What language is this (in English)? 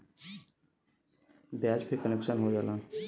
Bhojpuri